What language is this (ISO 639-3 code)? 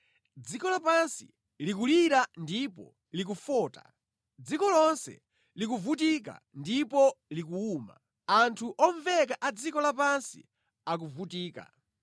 nya